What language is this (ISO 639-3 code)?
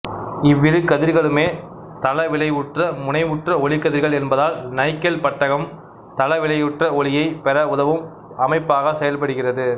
tam